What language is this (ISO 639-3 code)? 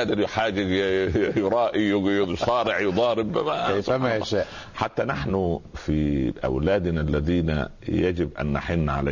ara